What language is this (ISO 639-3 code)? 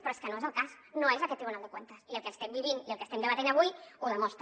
cat